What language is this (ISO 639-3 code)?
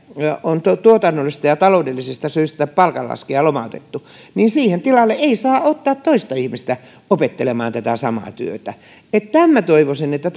fin